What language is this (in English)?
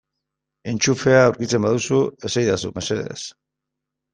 Basque